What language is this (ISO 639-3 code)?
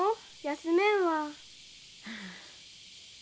jpn